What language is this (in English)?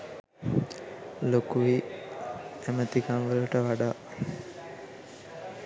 Sinhala